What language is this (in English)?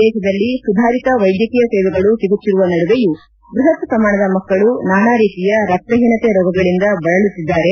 Kannada